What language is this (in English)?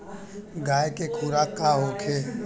Bhojpuri